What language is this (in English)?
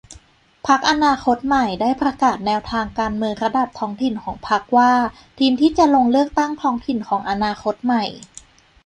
Thai